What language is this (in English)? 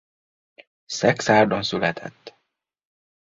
Hungarian